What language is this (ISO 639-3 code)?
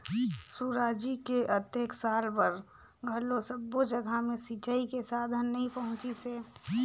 hne